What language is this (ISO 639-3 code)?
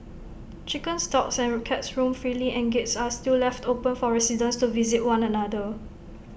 eng